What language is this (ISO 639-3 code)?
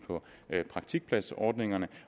dan